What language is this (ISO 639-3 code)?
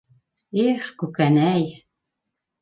bak